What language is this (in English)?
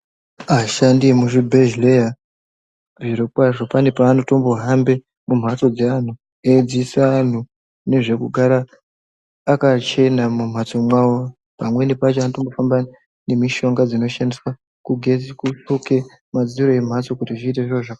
Ndau